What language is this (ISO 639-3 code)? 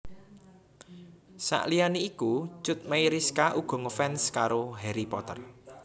jav